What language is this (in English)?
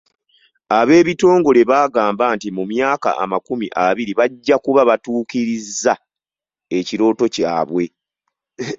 Ganda